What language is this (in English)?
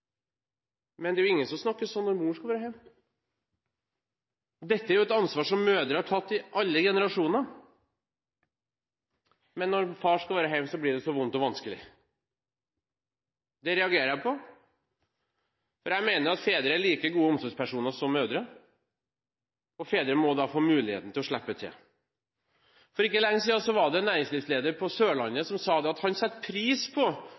Norwegian Bokmål